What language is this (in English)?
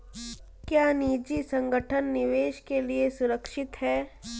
Hindi